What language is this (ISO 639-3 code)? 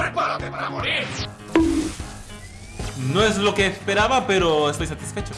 spa